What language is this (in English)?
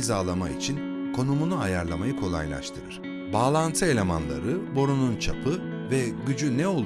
Turkish